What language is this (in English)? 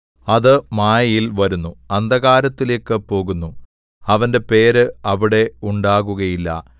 Malayalam